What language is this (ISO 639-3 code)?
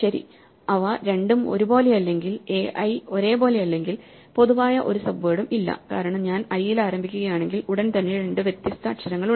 mal